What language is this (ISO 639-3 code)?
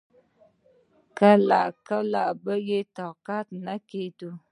pus